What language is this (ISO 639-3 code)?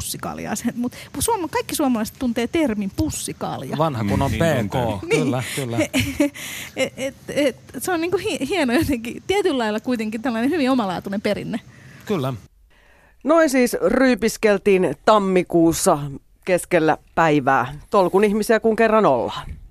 fin